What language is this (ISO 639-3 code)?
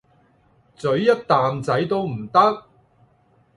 yue